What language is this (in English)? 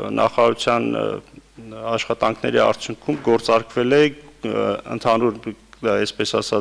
Romanian